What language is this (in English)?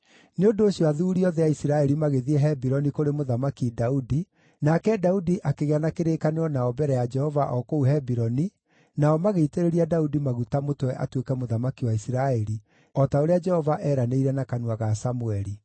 Kikuyu